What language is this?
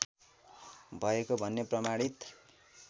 Nepali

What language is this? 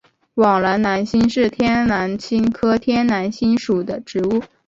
Chinese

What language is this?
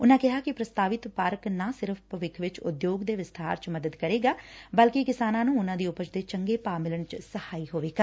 Punjabi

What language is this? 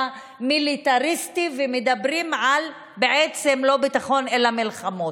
Hebrew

